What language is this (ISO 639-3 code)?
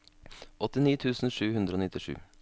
nor